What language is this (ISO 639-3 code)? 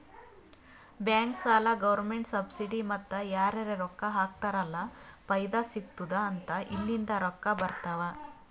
kan